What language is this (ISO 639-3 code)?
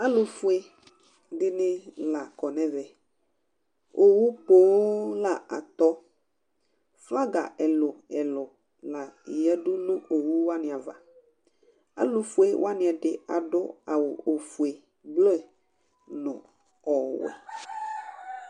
kpo